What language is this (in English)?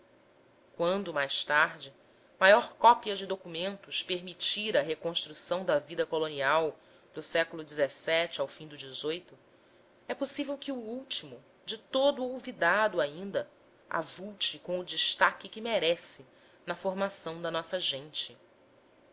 Portuguese